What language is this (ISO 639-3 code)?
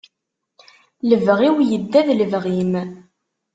kab